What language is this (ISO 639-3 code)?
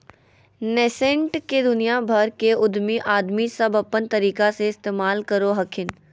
mag